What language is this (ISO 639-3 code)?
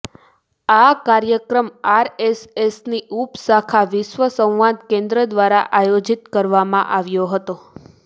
guj